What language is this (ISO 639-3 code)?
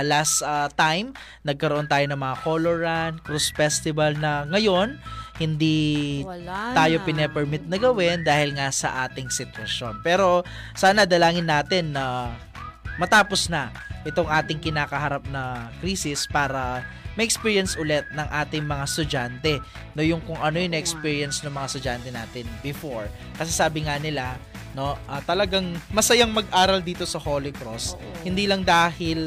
fil